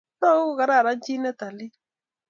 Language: Kalenjin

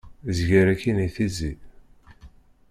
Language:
Kabyle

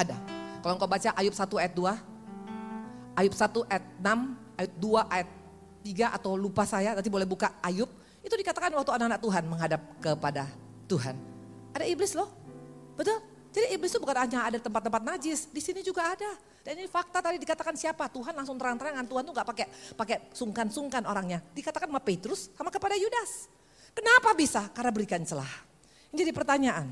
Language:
Indonesian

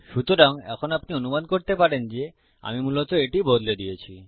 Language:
Bangla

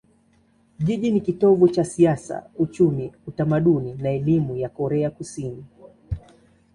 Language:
Swahili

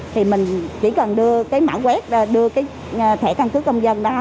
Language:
Vietnamese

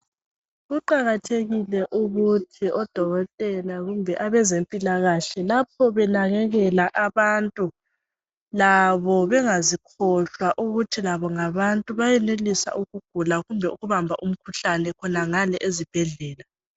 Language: North Ndebele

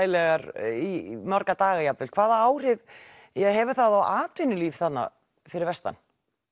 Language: Icelandic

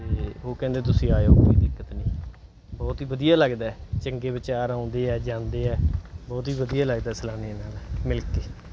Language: Punjabi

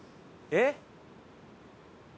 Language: Japanese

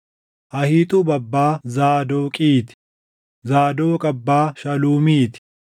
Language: Oromo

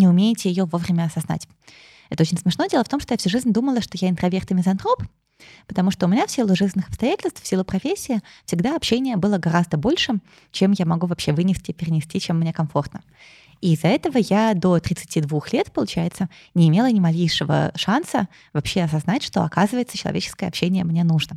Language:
Russian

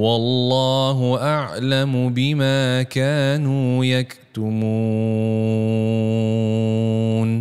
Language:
Malay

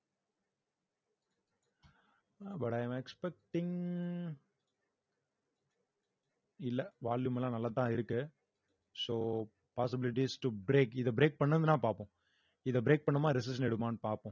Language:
Tamil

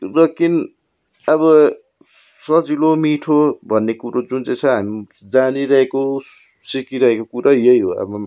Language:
Nepali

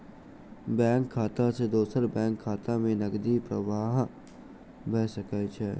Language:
Maithili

